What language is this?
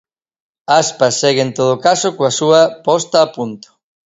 Galician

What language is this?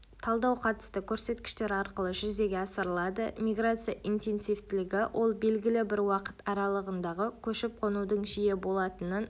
Kazakh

